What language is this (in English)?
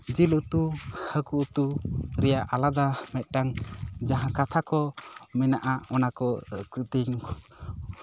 Santali